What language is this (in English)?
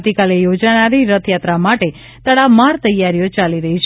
Gujarati